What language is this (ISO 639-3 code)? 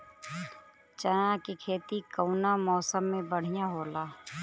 bho